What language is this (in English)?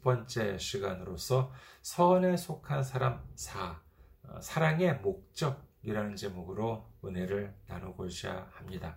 Korean